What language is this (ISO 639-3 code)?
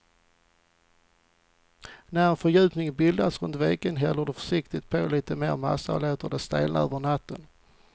swe